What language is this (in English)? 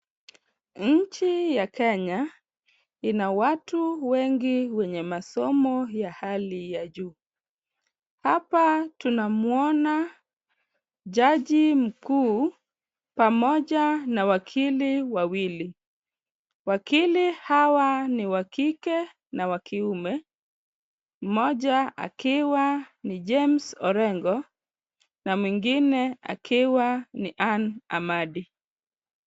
Swahili